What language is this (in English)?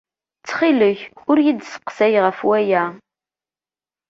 Kabyle